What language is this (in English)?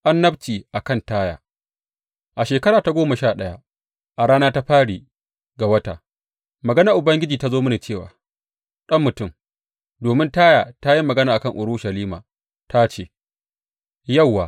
Hausa